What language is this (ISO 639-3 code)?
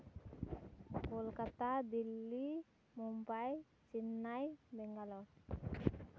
sat